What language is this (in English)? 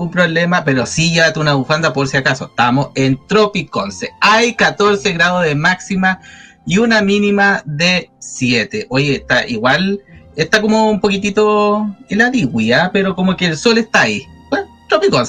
Spanish